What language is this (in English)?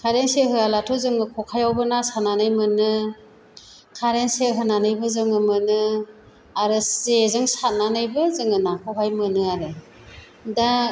Bodo